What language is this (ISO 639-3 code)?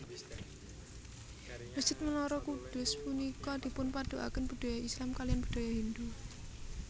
jav